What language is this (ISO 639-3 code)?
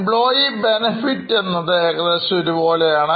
mal